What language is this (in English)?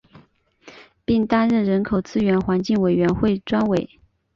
Chinese